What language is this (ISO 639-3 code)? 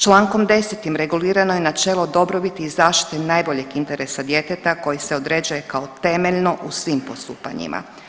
hrv